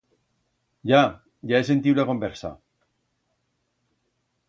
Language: Aragonese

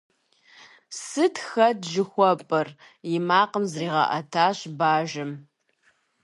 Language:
Kabardian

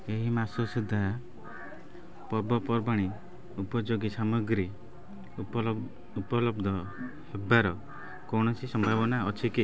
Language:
Odia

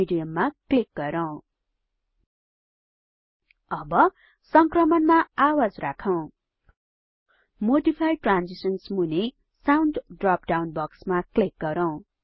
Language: Nepali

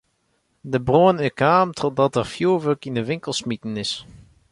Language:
Western Frisian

